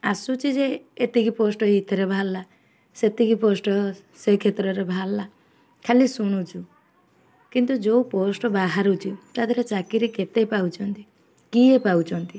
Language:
Odia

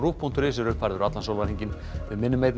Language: Icelandic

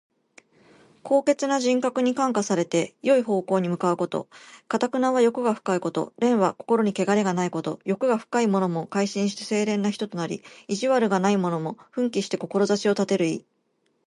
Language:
Japanese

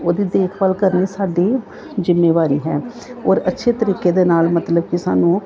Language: Punjabi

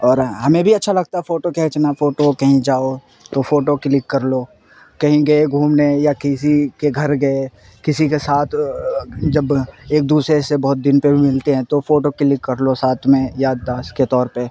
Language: Urdu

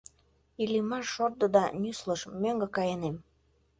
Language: Mari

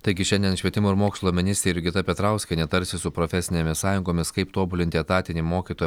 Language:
Lithuanian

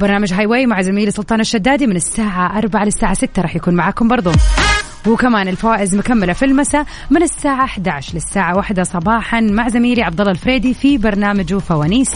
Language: Arabic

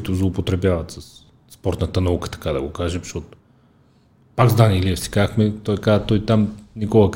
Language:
Bulgarian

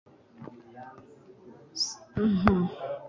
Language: Kinyarwanda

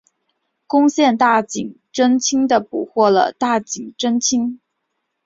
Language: Chinese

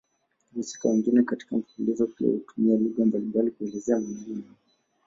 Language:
Swahili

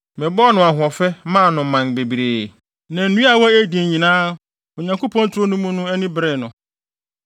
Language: Akan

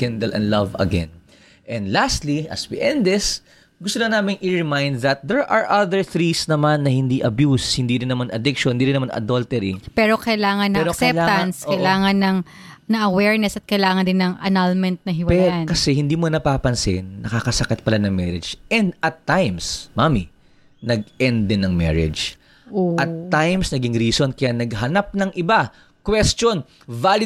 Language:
Filipino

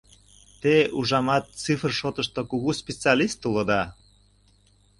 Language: Mari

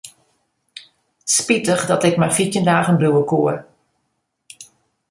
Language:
Western Frisian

